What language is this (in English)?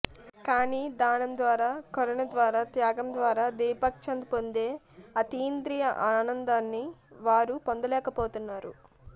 Telugu